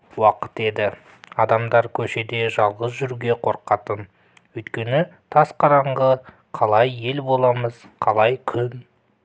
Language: Kazakh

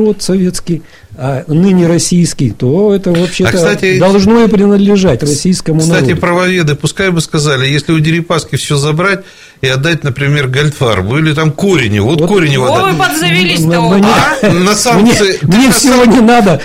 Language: Russian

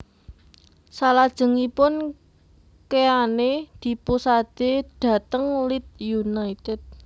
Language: Javanese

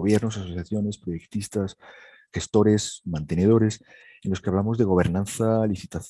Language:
Spanish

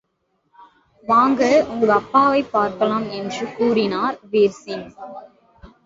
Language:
Tamil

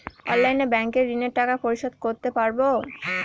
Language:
Bangla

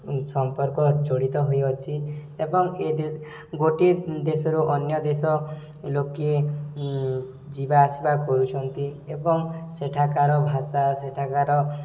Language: Odia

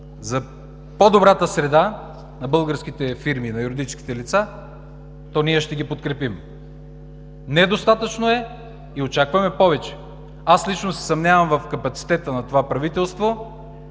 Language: Bulgarian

